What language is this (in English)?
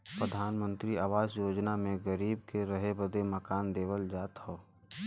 Bhojpuri